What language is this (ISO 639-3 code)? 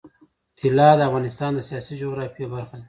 pus